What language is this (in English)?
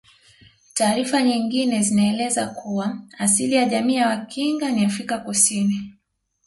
Swahili